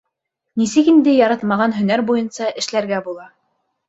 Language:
Bashkir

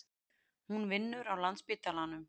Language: Icelandic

